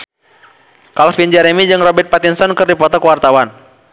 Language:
Sundanese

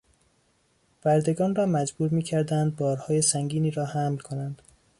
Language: Persian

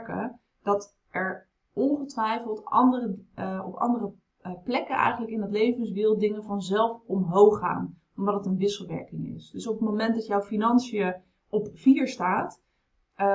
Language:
Dutch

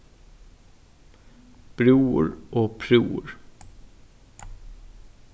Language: Faroese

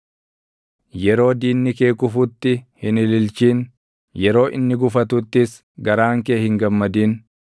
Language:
Oromo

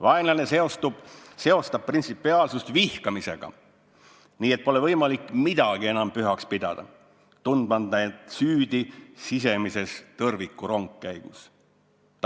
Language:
Estonian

